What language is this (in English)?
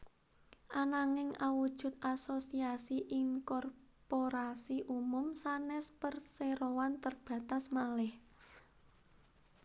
Javanese